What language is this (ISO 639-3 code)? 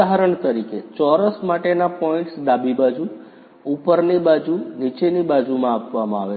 guj